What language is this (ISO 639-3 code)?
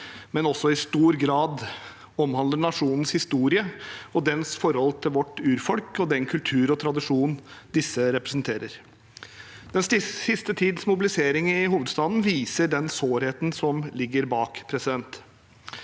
nor